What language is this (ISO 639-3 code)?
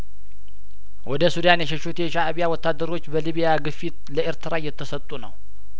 amh